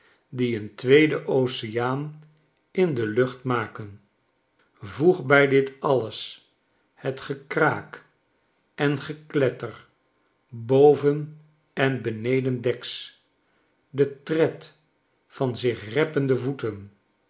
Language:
Dutch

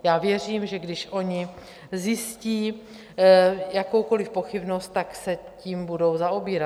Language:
Czech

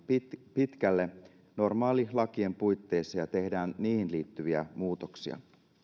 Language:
Finnish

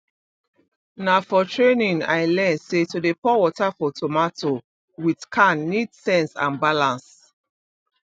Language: Nigerian Pidgin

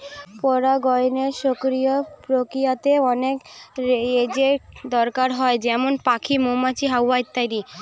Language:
Bangla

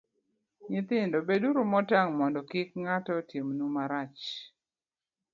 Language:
Luo (Kenya and Tanzania)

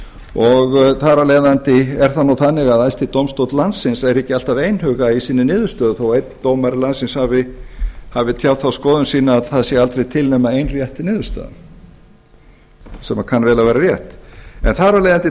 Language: Icelandic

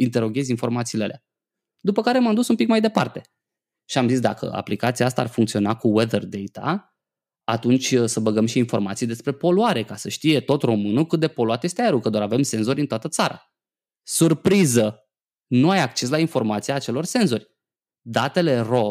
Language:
Romanian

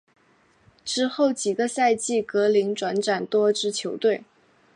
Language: Chinese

